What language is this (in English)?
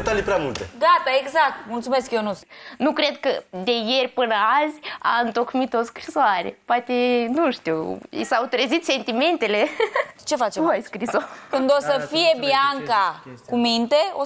Romanian